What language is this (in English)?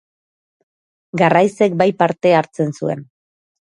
Basque